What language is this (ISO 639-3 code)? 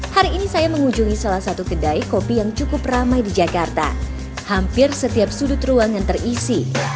ind